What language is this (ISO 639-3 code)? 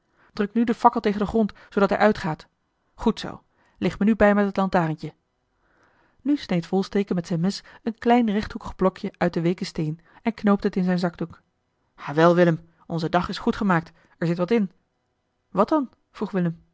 nld